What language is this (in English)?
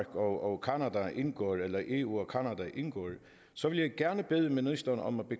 Danish